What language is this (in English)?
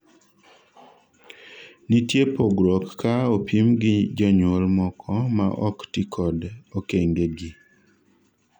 Luo (Kenya and Tanzania)